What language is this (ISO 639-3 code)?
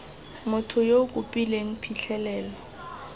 tsn